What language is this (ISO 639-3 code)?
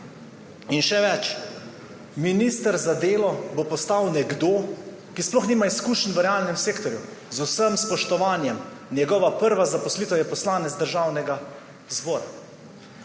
slv